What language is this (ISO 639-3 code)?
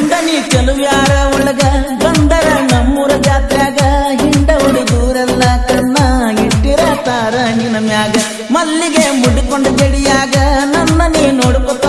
ind